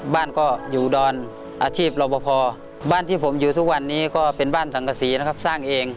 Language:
Thai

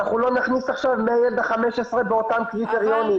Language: Hebrew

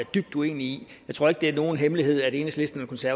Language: Danish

